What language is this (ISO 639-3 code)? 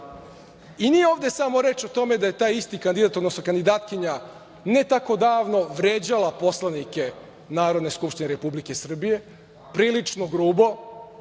srp